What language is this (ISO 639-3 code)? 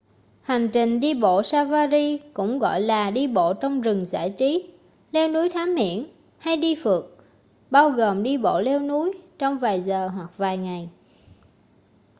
vie